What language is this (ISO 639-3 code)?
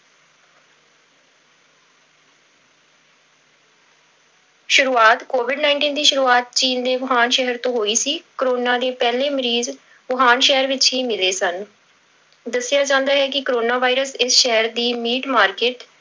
pan